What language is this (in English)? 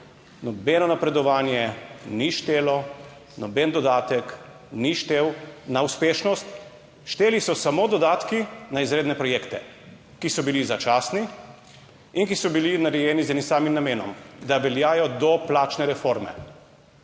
Slovenian